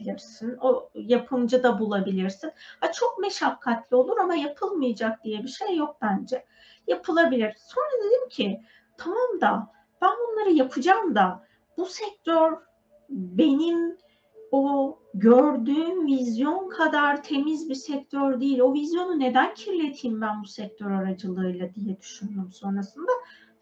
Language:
Turkish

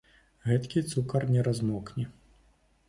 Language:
Belarusian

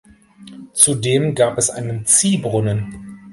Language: German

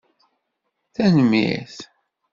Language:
Kabyle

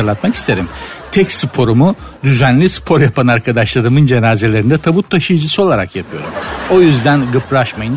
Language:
Turkish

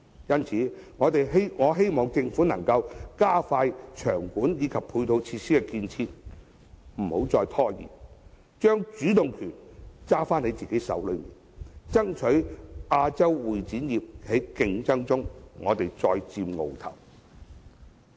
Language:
Cantonese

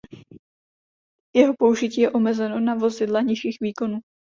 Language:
Czech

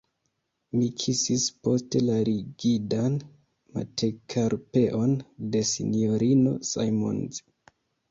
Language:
Esperanto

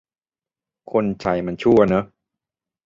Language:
Thai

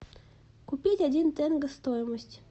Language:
Russian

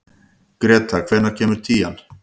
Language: Icelandic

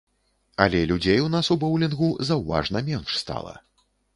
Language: Belarusian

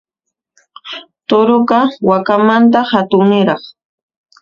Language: Puno Quechua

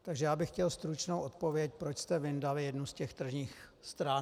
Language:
Czech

